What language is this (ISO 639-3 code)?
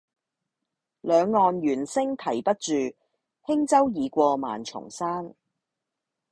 yue